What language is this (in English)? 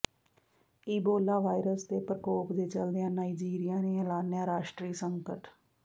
Punjabi